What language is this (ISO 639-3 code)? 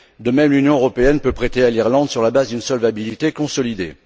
fra